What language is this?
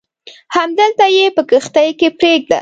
Pashto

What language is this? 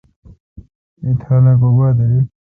Kalkoti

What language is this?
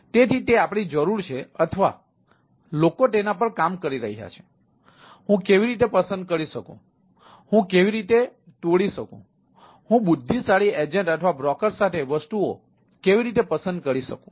Gujarati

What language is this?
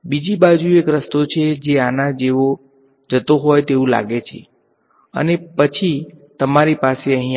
Gujarati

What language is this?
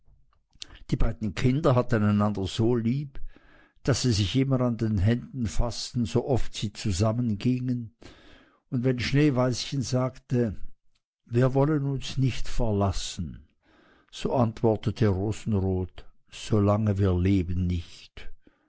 German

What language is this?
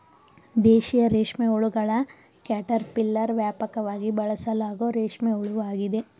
Kannada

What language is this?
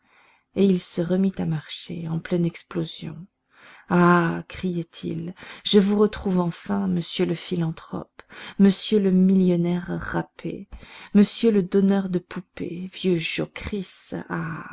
French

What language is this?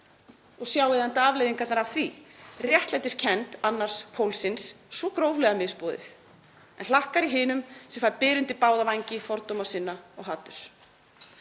Icelandic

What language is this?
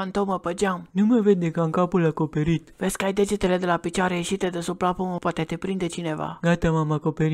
Romanian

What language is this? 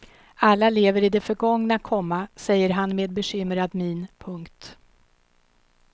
Swedish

